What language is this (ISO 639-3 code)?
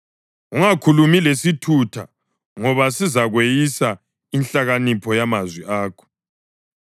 nde